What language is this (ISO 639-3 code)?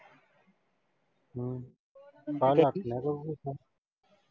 pan